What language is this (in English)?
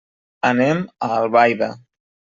Catalan